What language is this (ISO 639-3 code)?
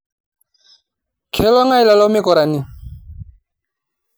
mas